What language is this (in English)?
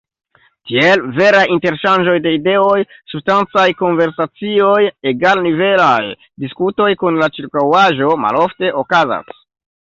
Esperanto